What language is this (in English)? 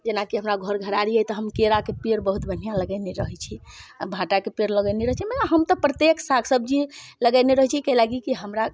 Maithili